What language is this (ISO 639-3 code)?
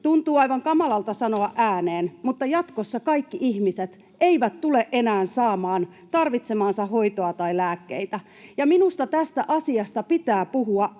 fin